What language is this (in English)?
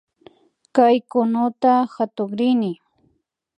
Imbabura Highland Quichua